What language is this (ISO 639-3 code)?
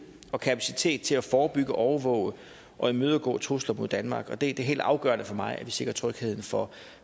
dan